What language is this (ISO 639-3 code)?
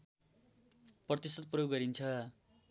nep